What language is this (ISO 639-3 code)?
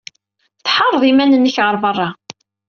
kab